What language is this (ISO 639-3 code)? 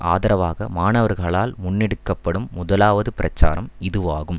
tam